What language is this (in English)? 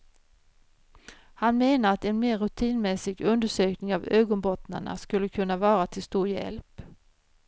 Swedish